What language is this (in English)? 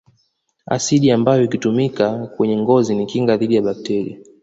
Swahili